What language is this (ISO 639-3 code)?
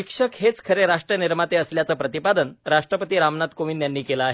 mar